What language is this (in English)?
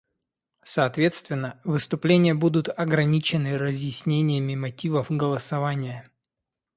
Russian